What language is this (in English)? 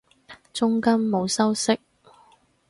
Cantonese